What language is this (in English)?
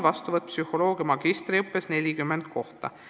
Estonian